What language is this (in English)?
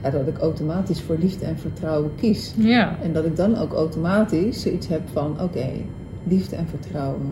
Dutch